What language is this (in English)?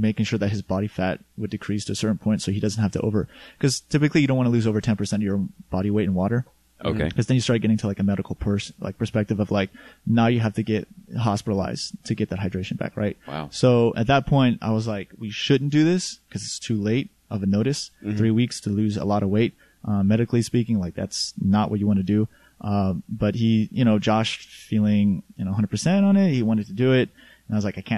English